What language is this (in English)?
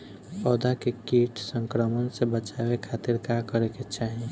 Bhojpuri